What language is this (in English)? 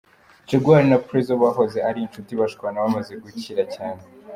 Kinyarwanda